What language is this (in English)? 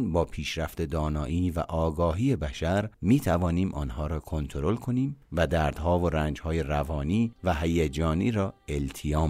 Persian